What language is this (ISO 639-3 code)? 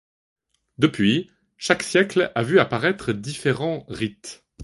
fra